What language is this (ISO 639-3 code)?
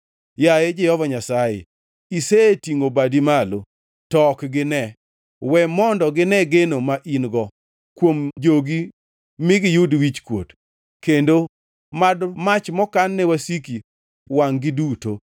luo